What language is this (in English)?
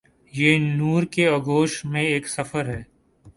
Urdu